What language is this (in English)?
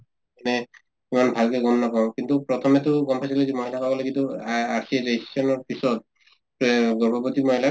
Assamese